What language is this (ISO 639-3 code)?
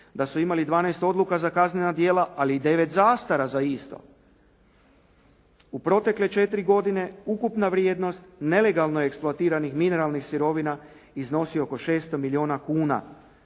hrv